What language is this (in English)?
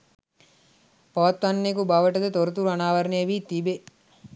Sinhala